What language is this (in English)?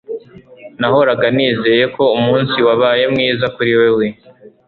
Kinyarwanda